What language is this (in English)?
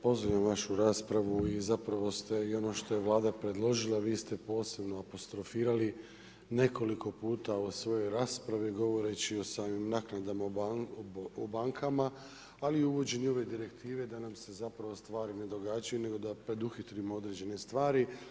Croatian